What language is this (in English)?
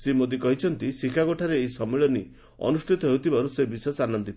Odia